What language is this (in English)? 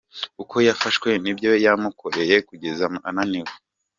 Kinyarwanda